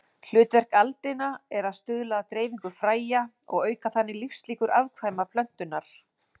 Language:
Icelandic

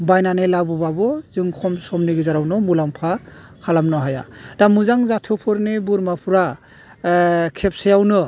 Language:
Bodo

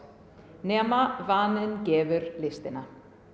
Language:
Icelandic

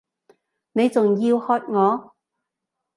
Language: Cantonese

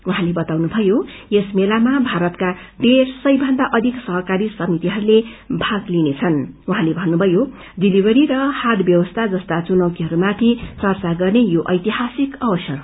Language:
Nepali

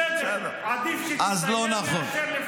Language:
Hebrew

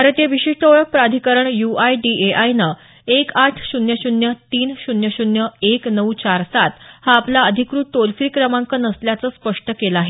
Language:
Marathi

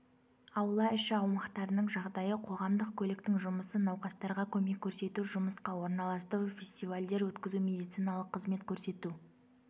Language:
Kazakh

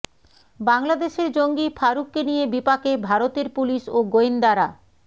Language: Bangla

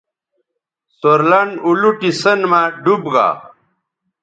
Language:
Bateri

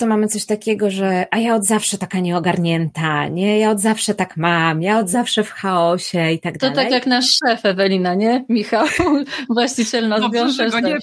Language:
Polish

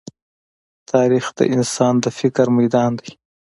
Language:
Pashto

